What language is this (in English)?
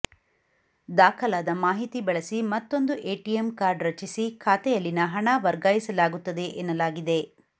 Kannada